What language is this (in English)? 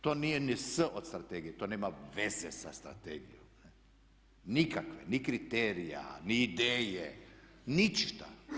Croatian